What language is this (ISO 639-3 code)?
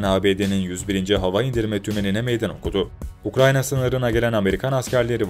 tur